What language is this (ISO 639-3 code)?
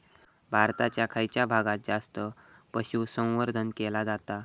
mar